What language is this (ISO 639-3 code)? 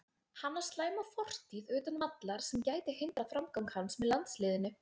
isl